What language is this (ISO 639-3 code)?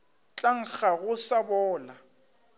nso